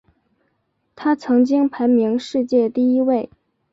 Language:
Chinese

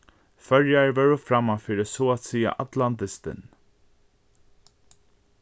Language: Faroese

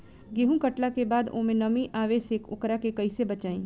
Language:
Bhojpuri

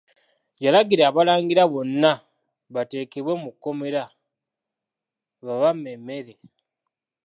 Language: Ganda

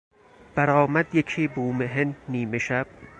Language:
Persian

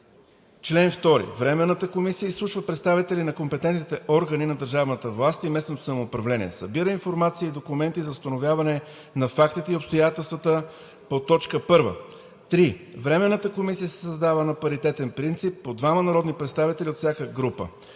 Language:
Bulgarian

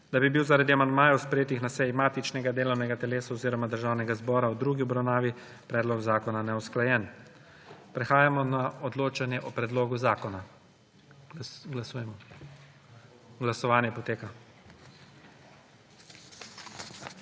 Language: Slovenian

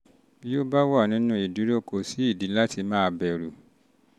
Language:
Yoruba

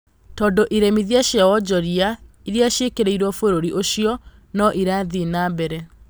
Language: Kikuyu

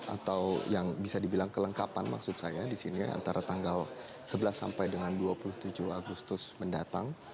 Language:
Indonesian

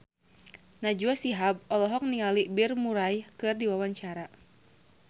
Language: Sundanese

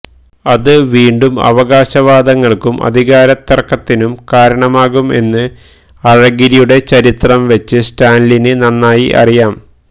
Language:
Malayalam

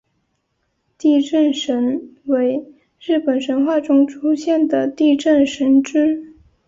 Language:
Chinese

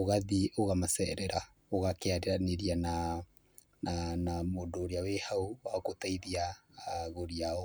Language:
Kikuyu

